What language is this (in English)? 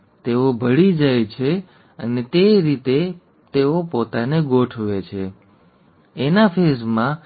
Gujarati